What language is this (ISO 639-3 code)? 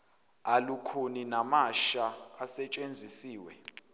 zul